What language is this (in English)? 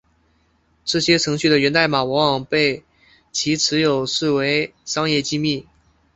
Chinese